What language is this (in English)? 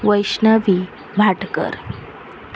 Konkani